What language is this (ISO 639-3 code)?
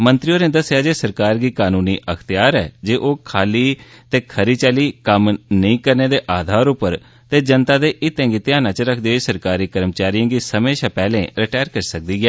doi